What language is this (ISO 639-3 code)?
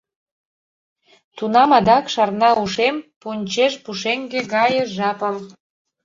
chm